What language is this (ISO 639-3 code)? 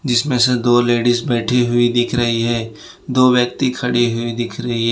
hin